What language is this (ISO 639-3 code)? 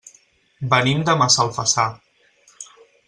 cat